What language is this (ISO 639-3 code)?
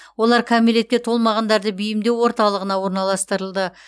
kaz